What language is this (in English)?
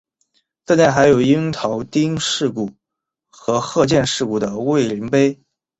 Chinese